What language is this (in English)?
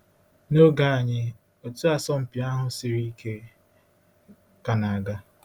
Igbo